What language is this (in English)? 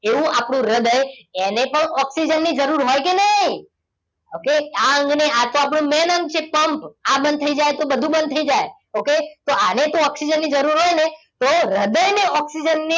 Gujarati